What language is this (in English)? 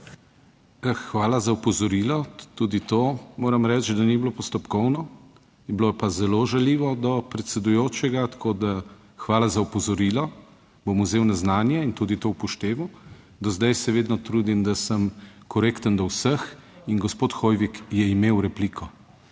Slovenian